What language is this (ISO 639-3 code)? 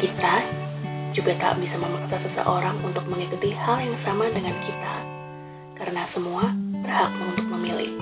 ind